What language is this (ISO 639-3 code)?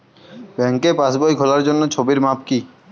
ben